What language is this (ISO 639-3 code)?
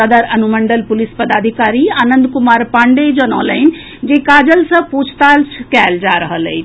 mai